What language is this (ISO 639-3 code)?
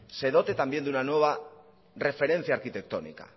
spa